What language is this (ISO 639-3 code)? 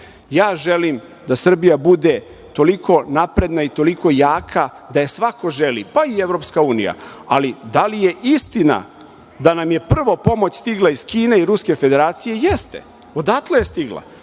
srp